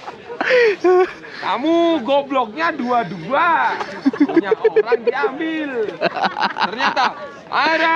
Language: Indonesian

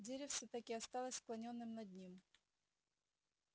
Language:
Russian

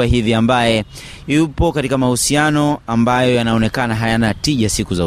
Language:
Swahili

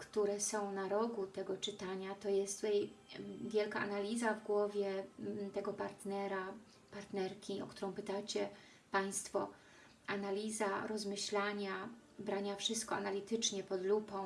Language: Polish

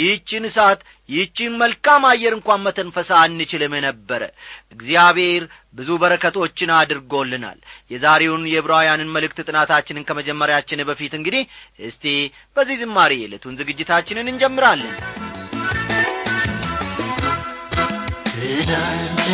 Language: Amharic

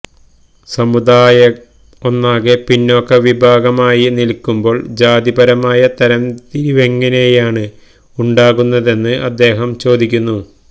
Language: Malayalam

